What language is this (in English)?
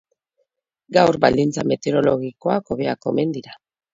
Basque